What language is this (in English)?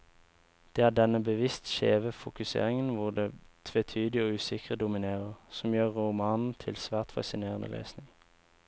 Norwegian